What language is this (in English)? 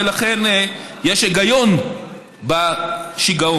Hebrew